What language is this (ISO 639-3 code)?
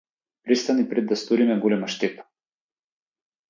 mkd